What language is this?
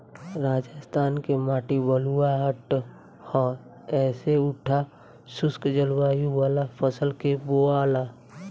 Bhojpuri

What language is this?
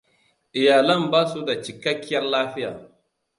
Hausa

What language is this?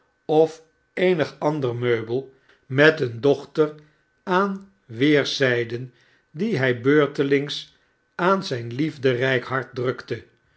Dutch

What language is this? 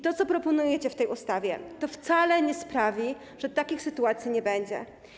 Polish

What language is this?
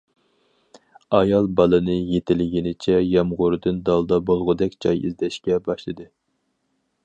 Uyghur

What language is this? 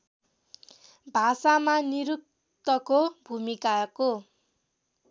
Nepali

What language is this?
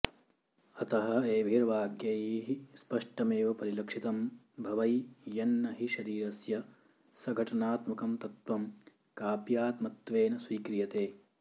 Sanskrit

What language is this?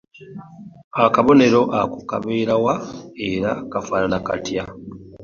Ganda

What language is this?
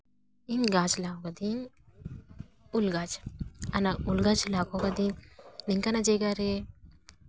Santali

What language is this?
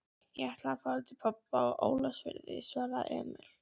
Icelandic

